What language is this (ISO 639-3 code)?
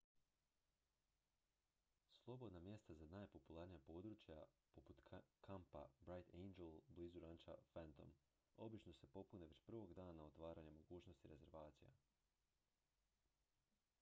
hrv